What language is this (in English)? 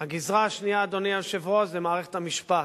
Hebrew